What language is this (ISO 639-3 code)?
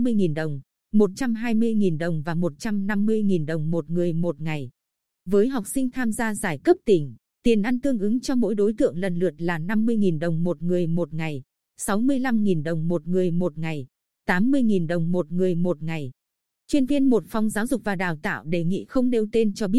vie